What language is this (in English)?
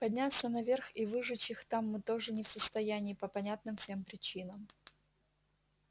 Russian